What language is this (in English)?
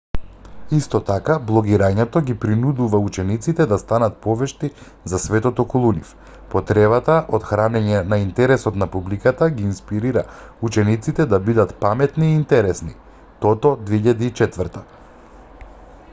Macedonian